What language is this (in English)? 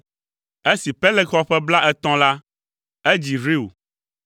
Ewe